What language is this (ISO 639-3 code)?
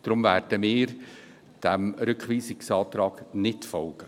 gsw